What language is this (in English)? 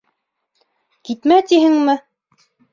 Bashkir